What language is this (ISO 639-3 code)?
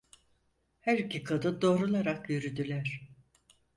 tur